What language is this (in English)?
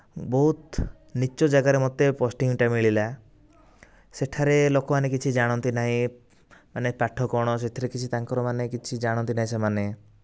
Odia